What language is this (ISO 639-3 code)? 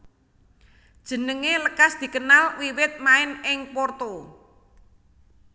jav